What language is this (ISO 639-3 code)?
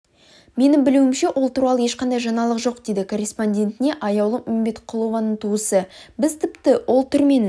kaz